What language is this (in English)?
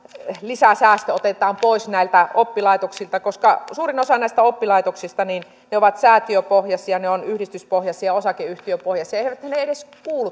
Finnish